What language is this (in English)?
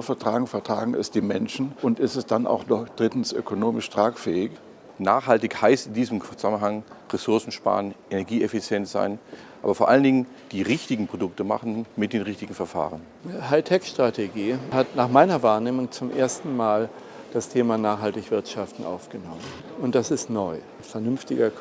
German